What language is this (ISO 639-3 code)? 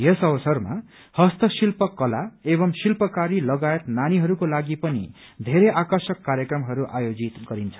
nep